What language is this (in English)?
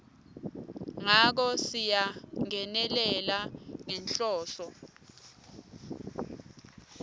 Swati